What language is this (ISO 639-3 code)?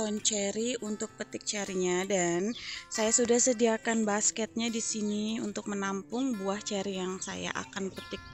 ind